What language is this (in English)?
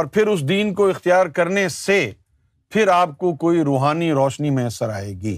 Urdu